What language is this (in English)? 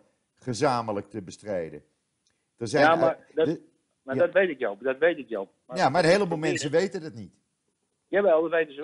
Dutch